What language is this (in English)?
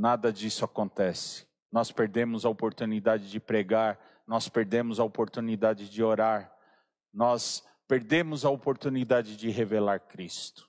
Portuguese